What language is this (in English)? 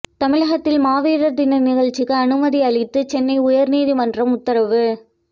Tamil